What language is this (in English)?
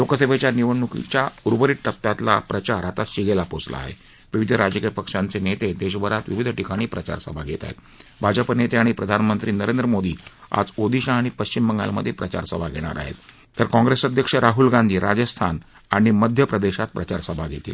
Marathi